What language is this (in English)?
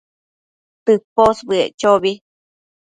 Matsés